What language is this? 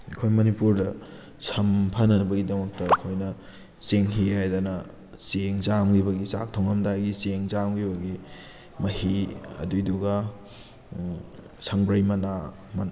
Manipuri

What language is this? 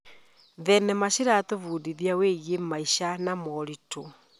Kikuyu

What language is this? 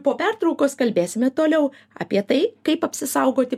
Lithuanian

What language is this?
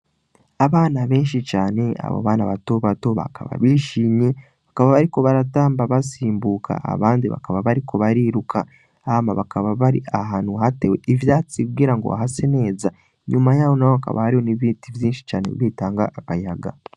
Rundi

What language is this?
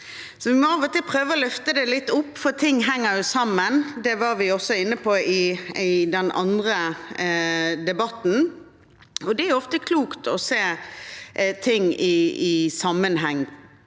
Norwegian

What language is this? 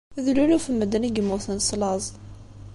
Kabyle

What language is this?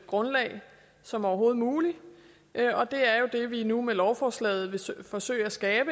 Danish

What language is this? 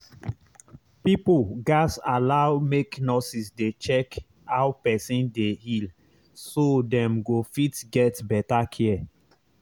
Nigerian Pidgin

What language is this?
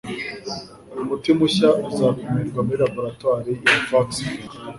Kinyarwanda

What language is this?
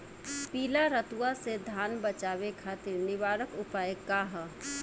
Bhojpuri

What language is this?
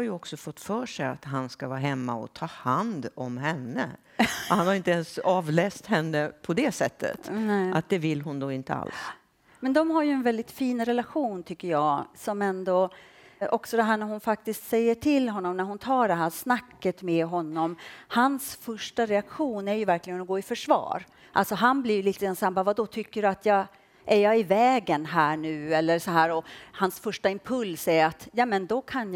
Swedish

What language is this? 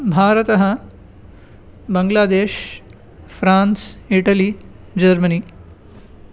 Sanskrit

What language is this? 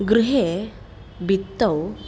Sanskrit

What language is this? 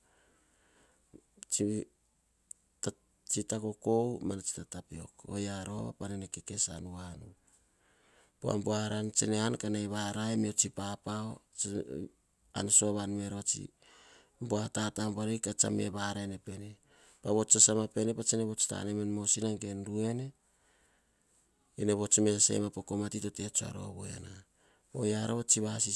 Hahon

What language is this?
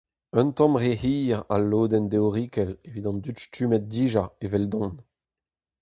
Breton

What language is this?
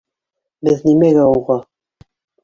Bashkir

